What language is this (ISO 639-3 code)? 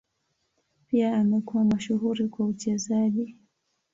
swa